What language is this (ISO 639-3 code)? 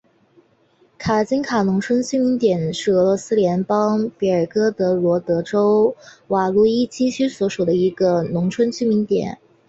zho